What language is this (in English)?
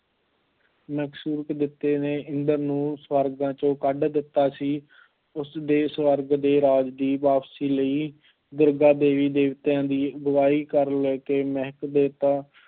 Punjabi